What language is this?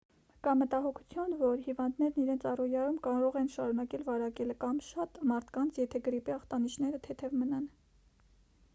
Armenian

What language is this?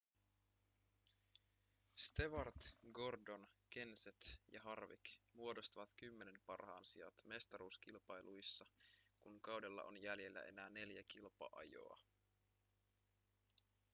Finnish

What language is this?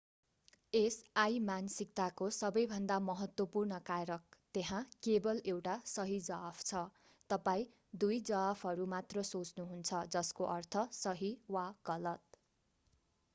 Nepali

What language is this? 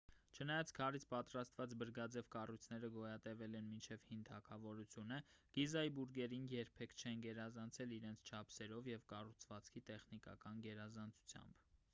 Armenian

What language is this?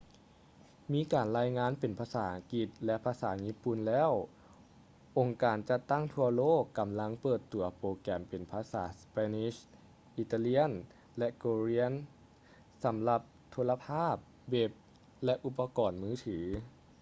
Lao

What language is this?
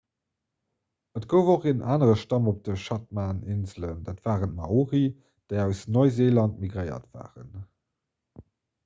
Luxembourgish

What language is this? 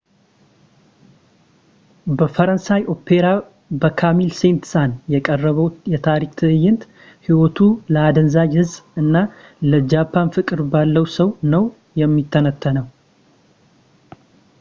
Amharic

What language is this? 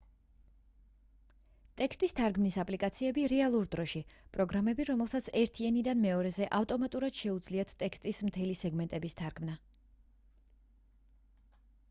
Georgian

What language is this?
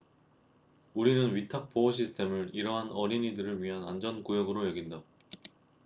Korean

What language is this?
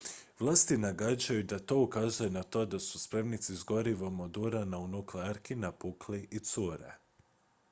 Croatian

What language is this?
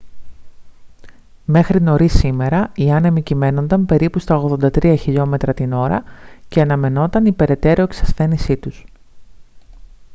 Greek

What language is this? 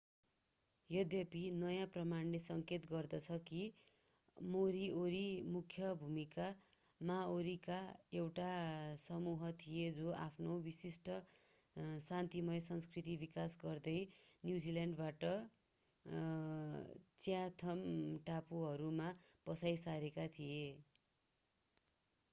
Nepali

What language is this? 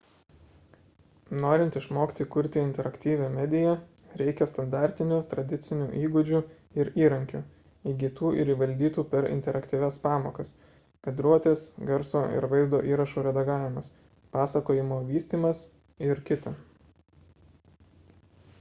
Lithuanian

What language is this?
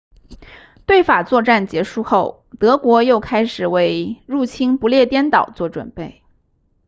Chinese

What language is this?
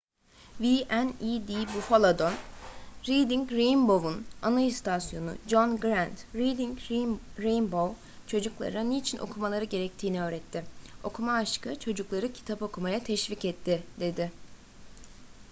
Turkish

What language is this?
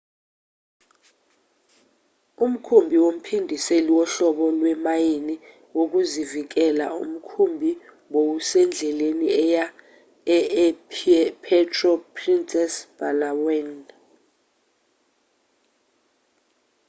Zulu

